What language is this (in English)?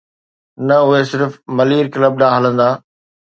Sindhi